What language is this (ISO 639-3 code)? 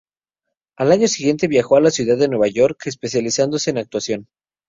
spa